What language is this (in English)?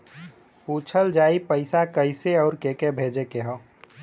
Bhojpuri